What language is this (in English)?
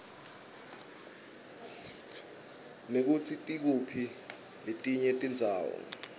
Swati